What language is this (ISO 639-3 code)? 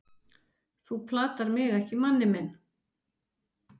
isl